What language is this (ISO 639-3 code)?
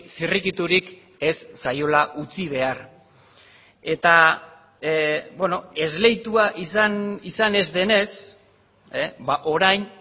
eus